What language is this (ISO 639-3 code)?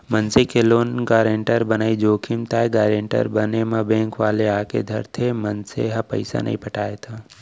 hne